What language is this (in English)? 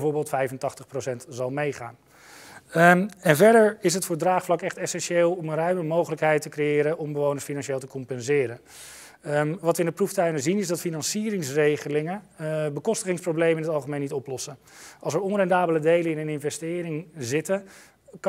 Dutch